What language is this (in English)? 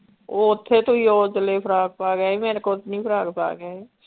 Punjabi